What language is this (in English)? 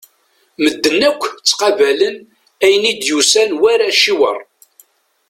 Kabyle